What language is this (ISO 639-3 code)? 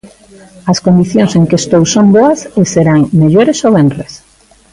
glg